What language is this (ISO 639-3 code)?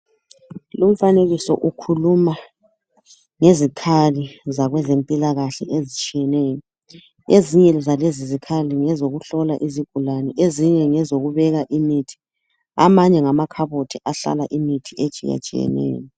nde